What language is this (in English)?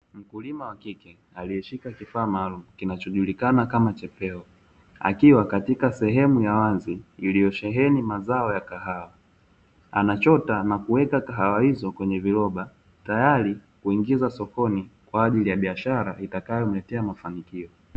Swahili